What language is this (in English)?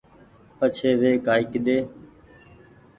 Goaria